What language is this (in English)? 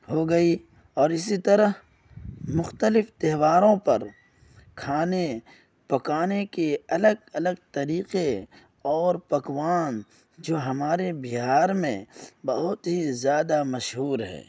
Urdu